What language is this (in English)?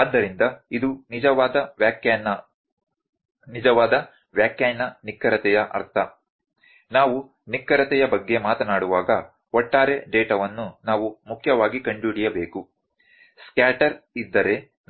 Kannada